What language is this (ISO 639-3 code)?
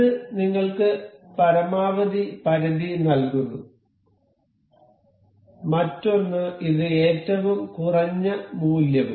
mal